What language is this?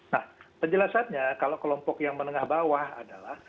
Indonesian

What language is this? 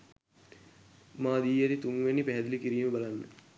Sinhala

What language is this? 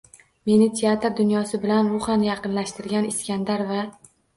Uzbek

